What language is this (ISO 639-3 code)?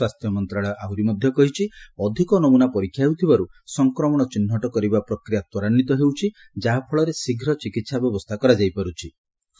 ori